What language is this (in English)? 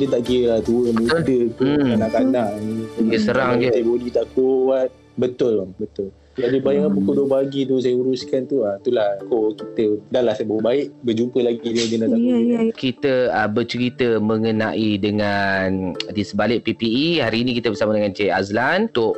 Malay